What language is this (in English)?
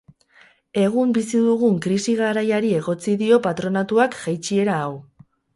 Basque